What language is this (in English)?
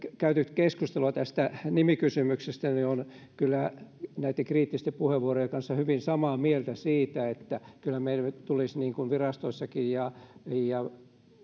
Finnish